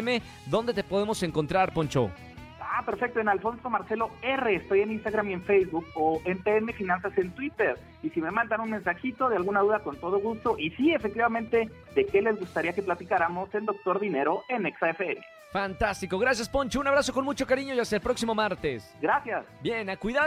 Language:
Spanish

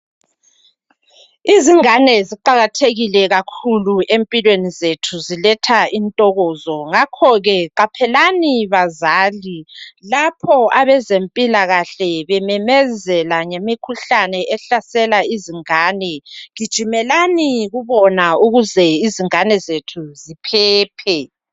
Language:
North Ndebele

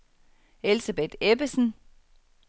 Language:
Danish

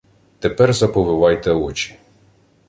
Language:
Ukrainian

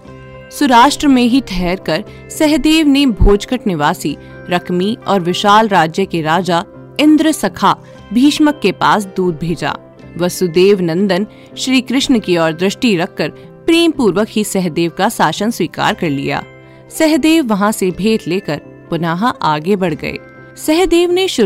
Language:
Hindi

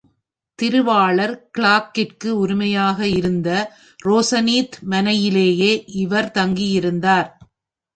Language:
Tamil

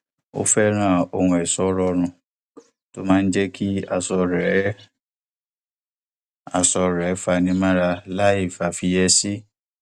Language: Yoruba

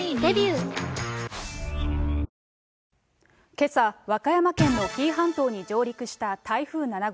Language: Japanese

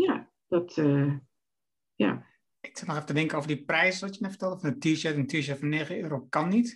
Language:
Dutch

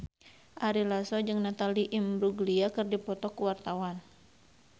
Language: Sundanese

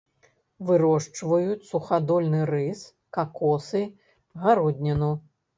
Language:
Belarusian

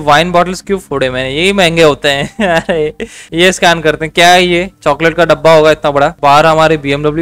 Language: Hindi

